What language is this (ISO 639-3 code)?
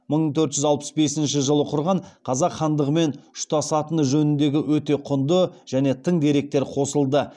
kaz